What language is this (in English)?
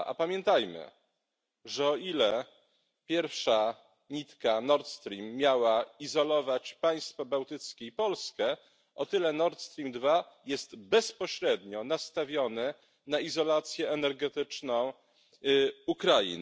Polish